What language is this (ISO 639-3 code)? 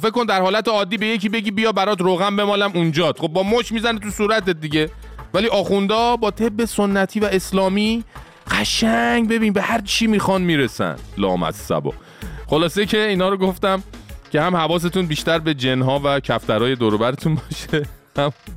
fas